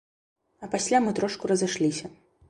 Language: Belarusian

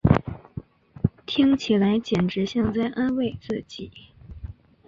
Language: Chinese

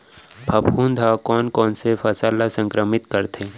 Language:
Chhattisgarhi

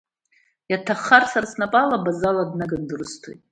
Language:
Abkhazian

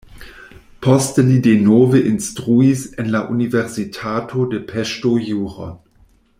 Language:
Esperanto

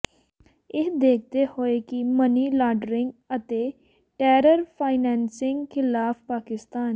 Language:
Punjabi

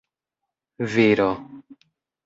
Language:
Esperanto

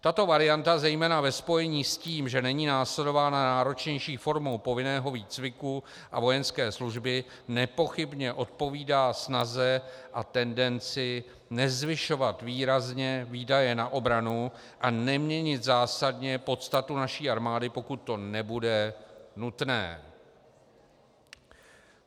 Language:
Czech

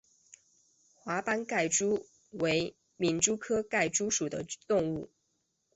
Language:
Chinese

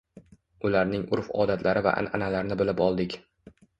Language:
Uzbek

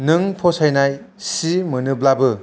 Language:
Bodo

